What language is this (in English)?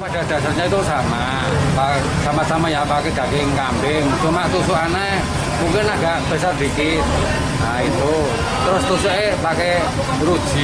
Indonesian